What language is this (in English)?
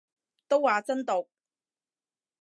Cantonese